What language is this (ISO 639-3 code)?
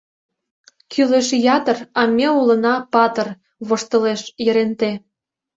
chm